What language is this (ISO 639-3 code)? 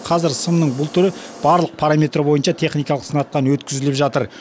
kaz